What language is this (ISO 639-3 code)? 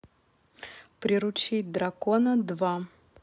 rus